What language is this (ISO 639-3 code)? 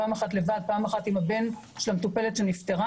heb